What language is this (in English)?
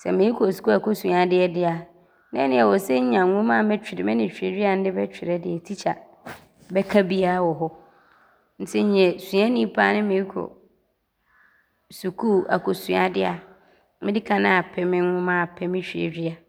Abron